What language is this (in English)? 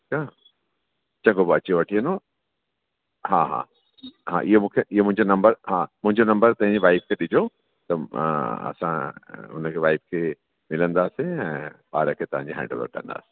Sindhi